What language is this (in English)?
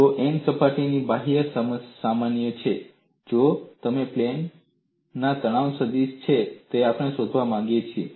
Gujarati